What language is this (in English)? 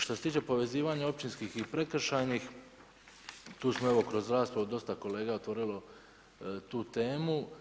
Croatian